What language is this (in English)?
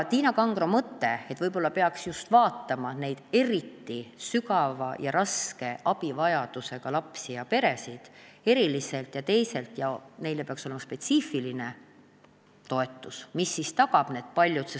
Estonian